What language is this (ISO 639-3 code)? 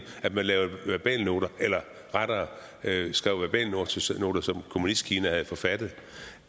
dan